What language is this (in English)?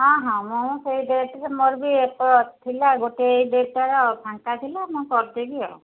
Odia